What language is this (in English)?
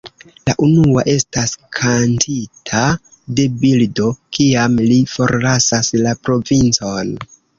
Esperanto